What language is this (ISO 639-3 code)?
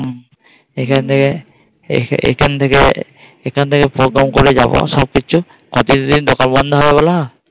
ben